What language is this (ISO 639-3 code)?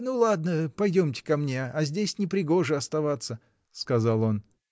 rus